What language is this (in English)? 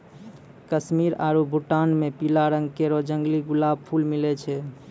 Maithili